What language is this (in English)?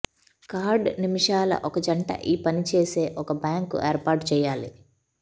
Telugu